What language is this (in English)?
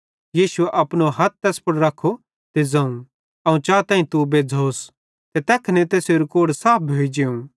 Bhadrawahi